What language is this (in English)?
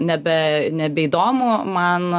Lithuanian